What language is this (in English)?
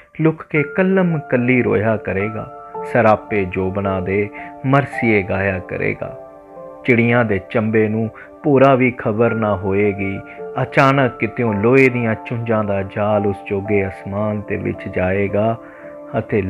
Punjabi